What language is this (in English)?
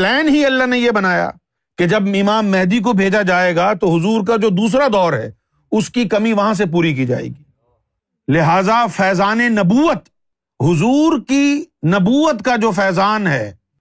Urdu